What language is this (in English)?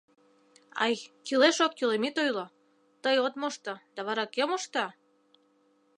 Mari